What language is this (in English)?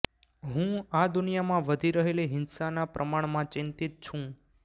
Gujarati